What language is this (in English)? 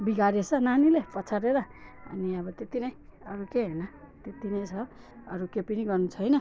Nepali